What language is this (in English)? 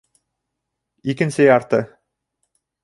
Bashkir